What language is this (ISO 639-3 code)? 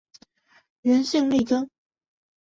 zho